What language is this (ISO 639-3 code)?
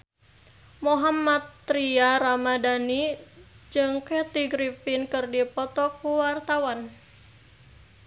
sun